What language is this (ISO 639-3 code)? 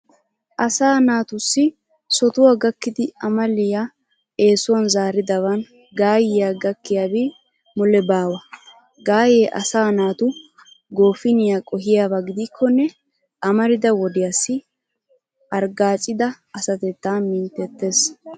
wal